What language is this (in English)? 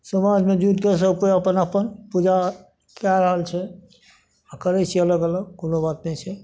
Maithili